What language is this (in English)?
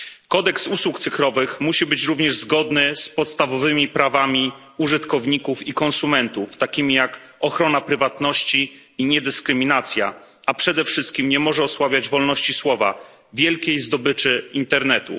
Polish